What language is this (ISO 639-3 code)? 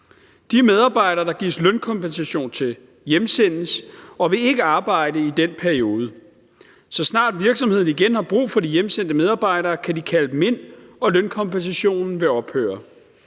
dan